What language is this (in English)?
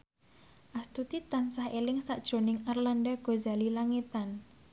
Javanese